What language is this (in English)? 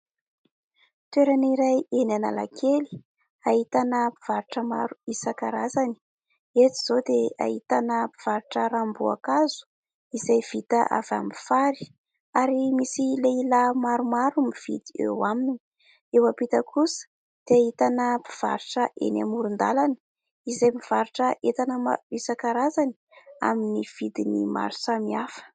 Malagasy